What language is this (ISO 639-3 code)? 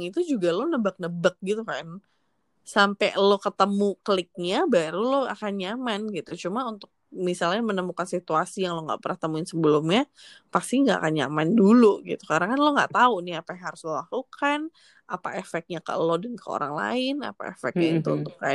ind